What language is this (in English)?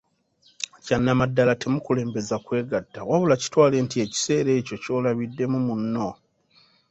Ganda